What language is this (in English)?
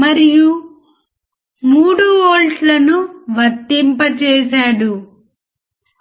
Telugu